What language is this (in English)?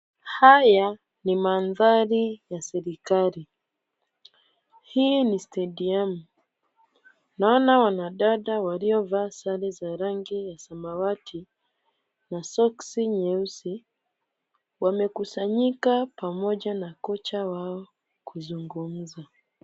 Swahili